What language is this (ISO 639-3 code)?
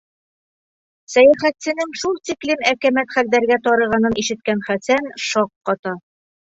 bak